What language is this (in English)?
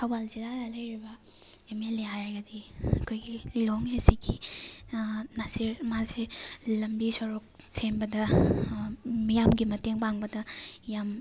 Manipuri